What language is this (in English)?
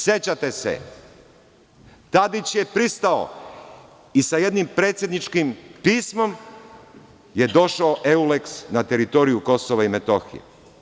Serbian